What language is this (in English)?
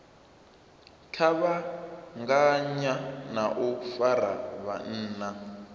Venda